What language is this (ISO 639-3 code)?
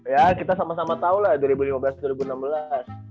ind